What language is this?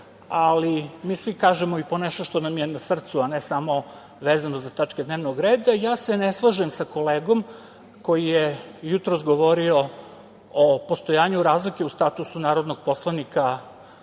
Serbian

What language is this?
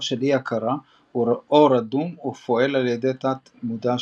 Hebrew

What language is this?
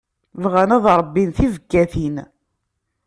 Kabyle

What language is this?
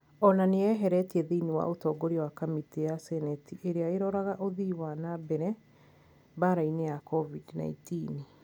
Kikuyu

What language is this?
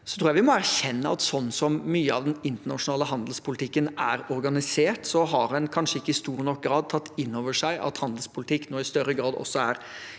Norwegian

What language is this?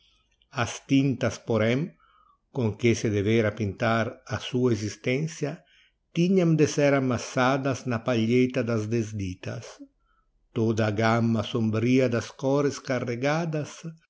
Portuguese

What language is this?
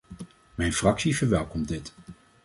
Dutch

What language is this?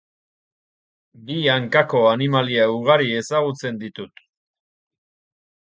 Basque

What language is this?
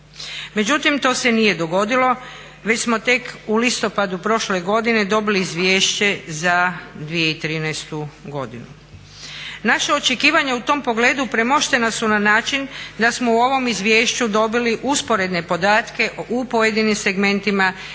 Croatian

